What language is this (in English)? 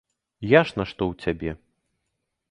Belarusian